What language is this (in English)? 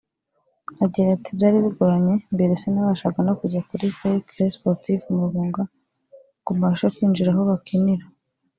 Kinyarwanda